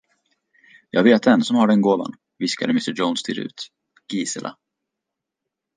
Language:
Swedish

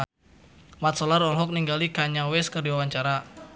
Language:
Sundanese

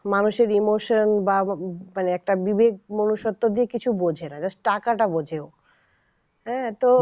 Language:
Bangla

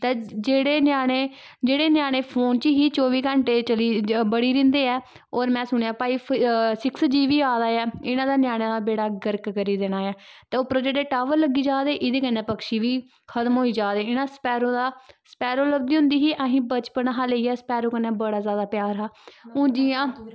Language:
Dogri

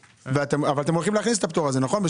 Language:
Hebrew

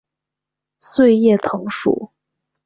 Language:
Chinese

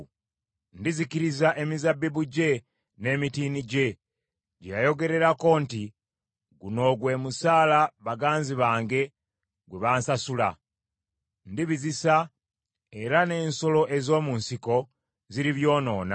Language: Ganda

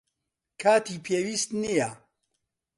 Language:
Central Kurdish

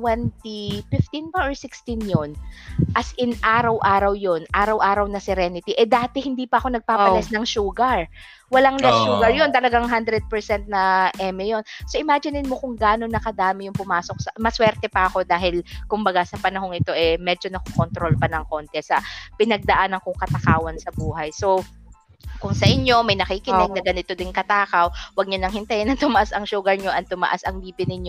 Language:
Filipino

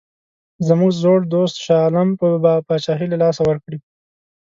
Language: Pashto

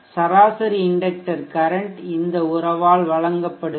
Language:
Tamil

